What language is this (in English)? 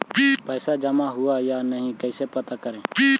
Magahi